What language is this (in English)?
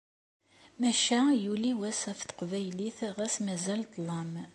Kabyle